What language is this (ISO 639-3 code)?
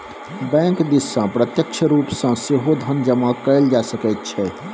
mai